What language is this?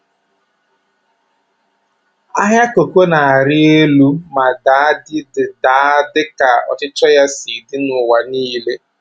Igbo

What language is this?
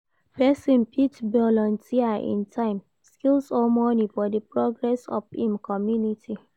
Nigerian Pidgin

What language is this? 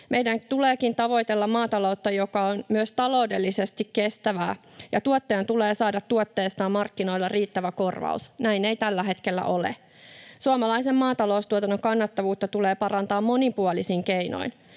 Finnish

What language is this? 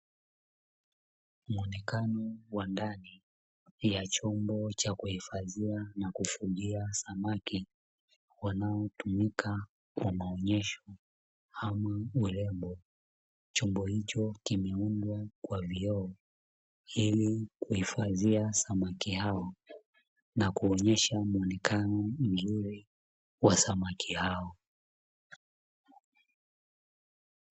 Swahili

